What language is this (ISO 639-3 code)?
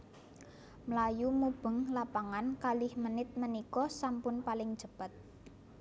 jav